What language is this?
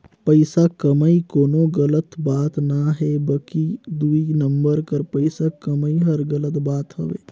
Chhattisgarhi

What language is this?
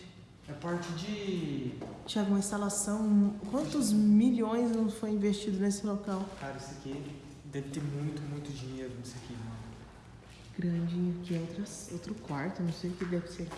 Portuguese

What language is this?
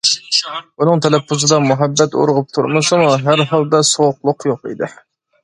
Uyghur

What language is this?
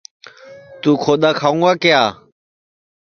Sansi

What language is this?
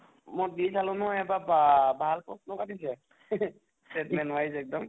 Assamese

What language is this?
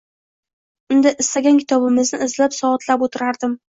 Uzbek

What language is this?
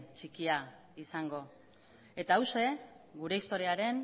Basque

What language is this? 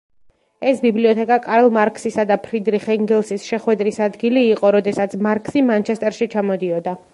Georgian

